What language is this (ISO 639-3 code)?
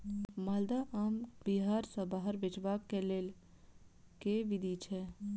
mai